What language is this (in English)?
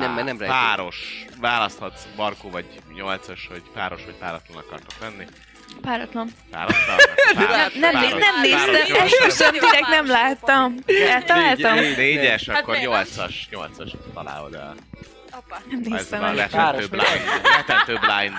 Hungarian